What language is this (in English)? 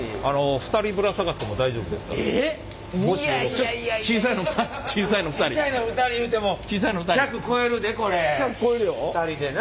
Japanese